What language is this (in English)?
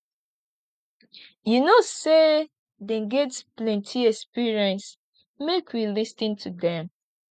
Nigerian Pidgin